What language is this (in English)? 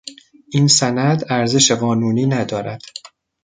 Persian